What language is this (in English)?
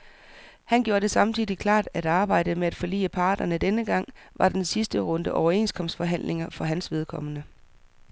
Danish